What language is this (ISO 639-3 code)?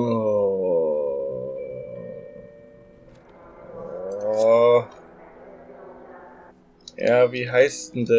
deu